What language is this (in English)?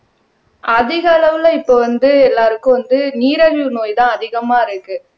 Tamil